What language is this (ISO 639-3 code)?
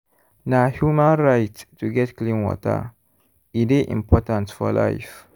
pcm